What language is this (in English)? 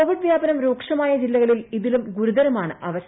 Malayalam